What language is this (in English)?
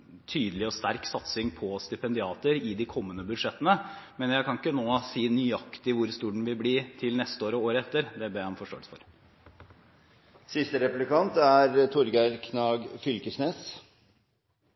Norwegian